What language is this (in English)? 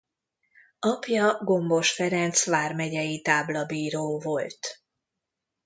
Hungarian